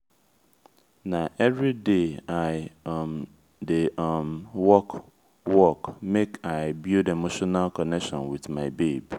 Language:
Nigerian Pidgin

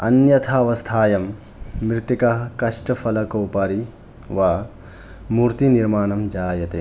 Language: Sanskrit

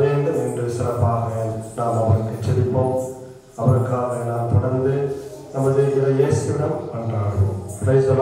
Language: Korean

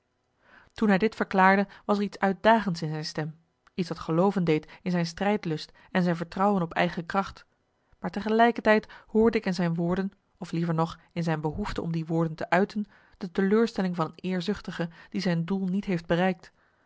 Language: Dutch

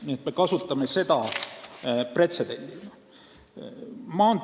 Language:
Estonian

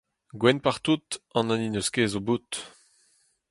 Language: Breton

